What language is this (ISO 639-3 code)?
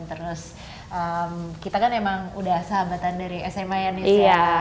ind